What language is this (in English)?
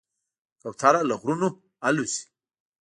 Pashto